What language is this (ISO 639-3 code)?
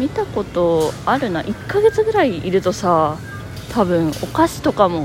jpn